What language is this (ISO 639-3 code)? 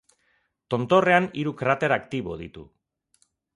eus